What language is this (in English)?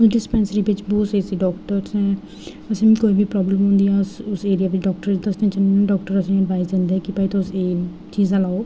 Dogri